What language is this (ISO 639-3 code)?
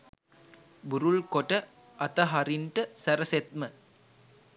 sin